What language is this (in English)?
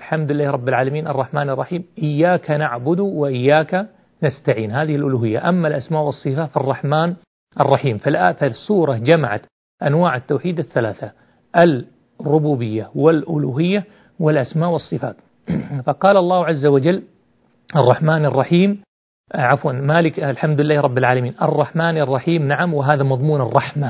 Arabic